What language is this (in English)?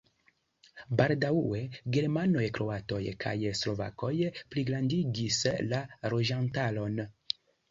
Esperanto